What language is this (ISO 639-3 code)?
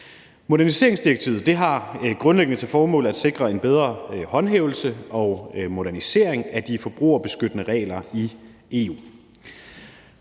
dan